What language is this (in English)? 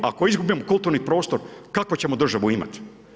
Croatian